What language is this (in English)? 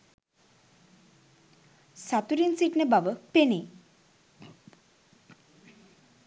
Sinhala